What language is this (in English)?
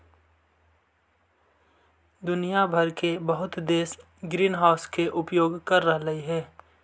Magahi